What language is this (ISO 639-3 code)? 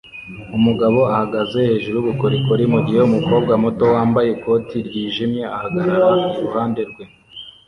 kin